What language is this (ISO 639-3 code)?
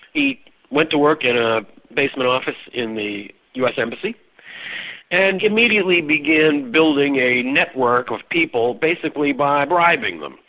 eng